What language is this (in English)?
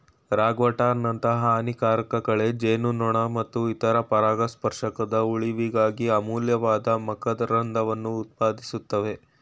Kannada